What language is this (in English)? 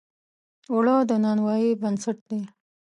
Pashto